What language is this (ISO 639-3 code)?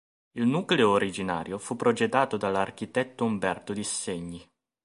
ita